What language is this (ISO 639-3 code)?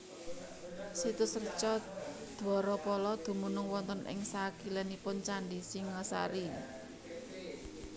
jav